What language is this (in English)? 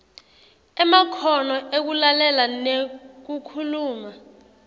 Swati